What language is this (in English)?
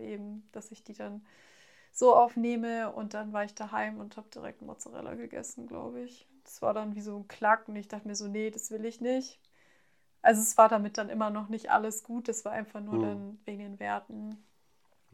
German